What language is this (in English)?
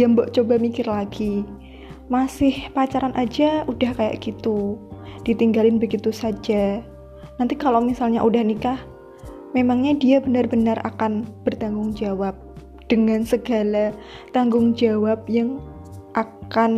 Indonesian